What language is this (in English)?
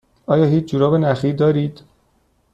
Persian